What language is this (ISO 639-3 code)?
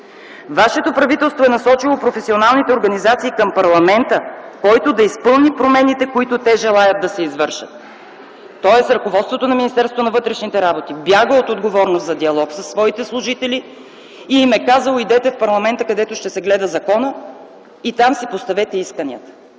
bul